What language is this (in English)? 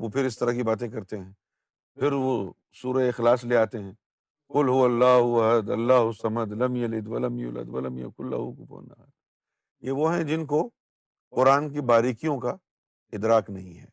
Urdu